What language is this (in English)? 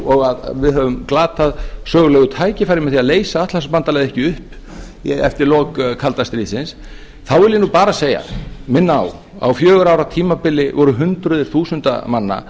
Icelandic